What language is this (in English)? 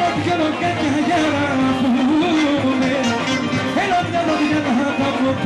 Arabic